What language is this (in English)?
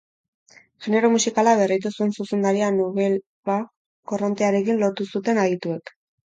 Basque